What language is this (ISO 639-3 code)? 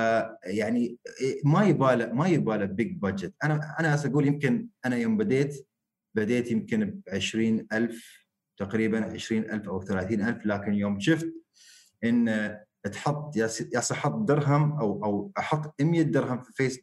ara